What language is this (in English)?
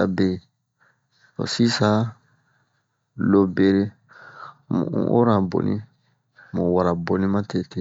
Bomu